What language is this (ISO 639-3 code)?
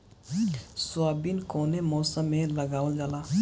bho